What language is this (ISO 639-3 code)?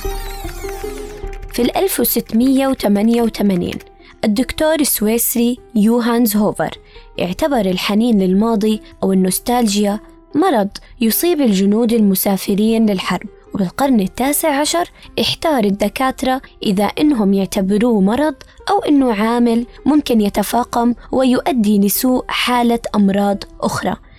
ara